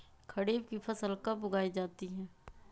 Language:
Magahi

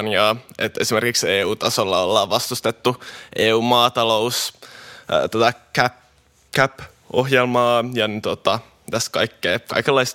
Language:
Finnish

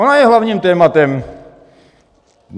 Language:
Czech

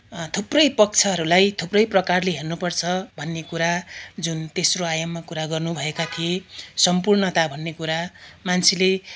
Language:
Nepali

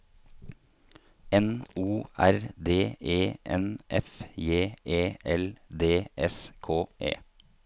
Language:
Norwegian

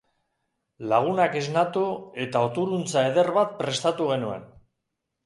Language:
Basque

